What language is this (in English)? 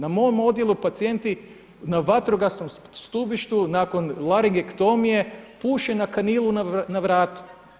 Croatian